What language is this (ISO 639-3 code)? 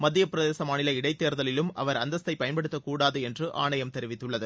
tam